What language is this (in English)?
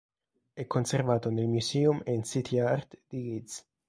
Italian